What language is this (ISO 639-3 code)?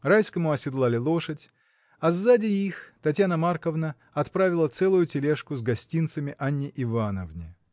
rus